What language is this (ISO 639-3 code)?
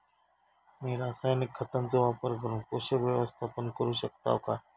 mar